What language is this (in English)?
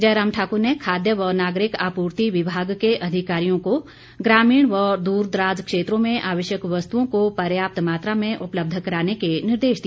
Hindi